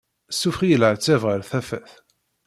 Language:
Kabyle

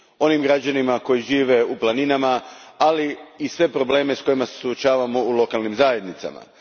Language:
Croatian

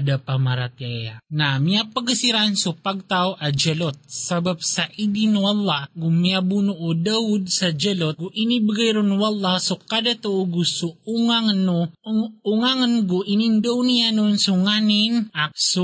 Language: Filipino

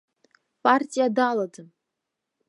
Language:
Abkhazian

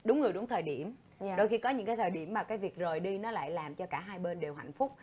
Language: Vietnamese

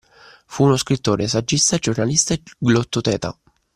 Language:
Italian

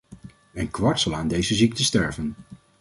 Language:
Dutch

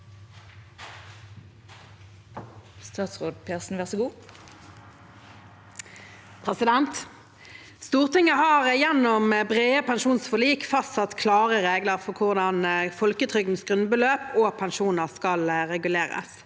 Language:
Norwegian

